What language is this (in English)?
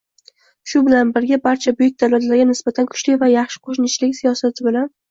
Uzbek